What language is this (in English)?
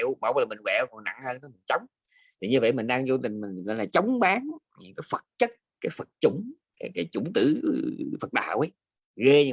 Vietnamese